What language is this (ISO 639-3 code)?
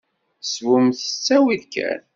kab